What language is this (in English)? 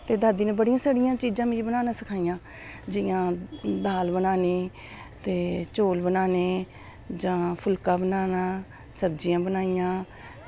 Dogri